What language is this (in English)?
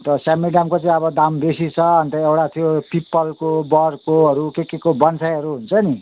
Nepali